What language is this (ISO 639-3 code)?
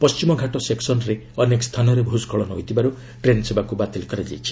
ori